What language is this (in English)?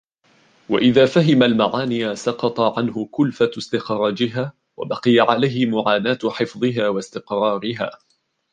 Arabic